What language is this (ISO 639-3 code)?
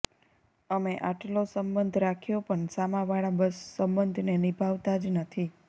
guj